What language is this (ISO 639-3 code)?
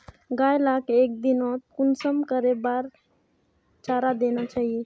mag